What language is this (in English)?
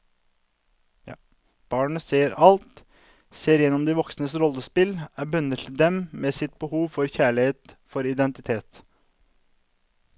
Norwegian